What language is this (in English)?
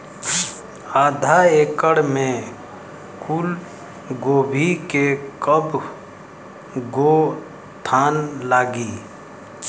Bhojpuri